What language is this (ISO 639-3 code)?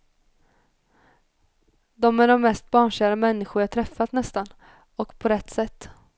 swe